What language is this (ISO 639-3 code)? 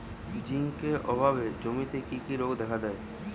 ben